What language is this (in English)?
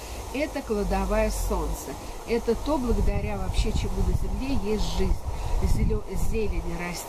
Russian